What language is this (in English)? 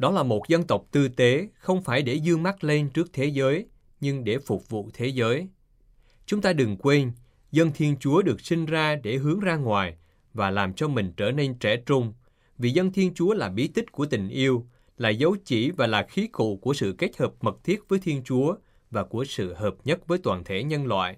Vietnamese